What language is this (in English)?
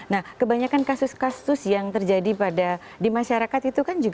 Indonesian